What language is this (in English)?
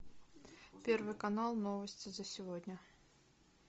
Russian